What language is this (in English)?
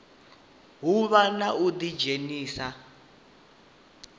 Venda